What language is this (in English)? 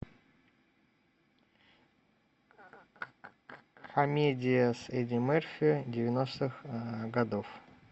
Russian